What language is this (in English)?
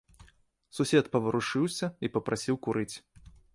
Belarusian